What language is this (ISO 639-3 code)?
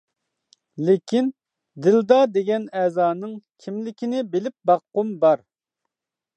uig